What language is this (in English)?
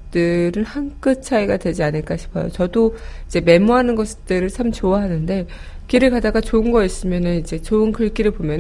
Korean